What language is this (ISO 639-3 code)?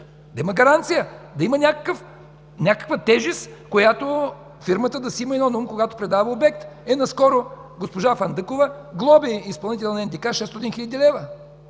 bul